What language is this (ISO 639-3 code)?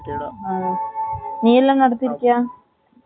tam